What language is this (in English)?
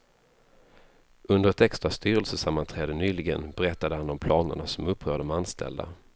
Swedish